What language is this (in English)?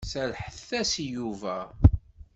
Kabyle